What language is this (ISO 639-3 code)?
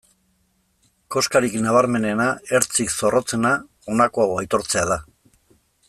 eus